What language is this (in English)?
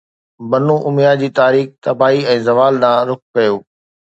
Sindhi